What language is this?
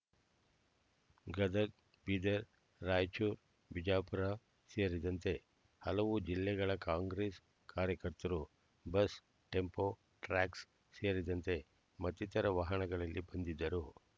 Kannada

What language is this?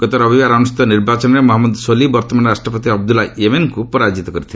Odia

